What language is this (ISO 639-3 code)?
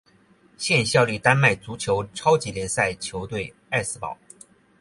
zho